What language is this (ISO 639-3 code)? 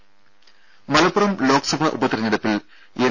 mal